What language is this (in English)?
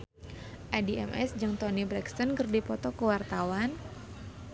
Sundanese